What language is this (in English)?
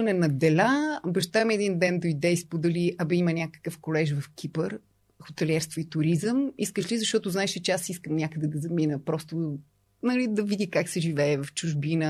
Bulgarian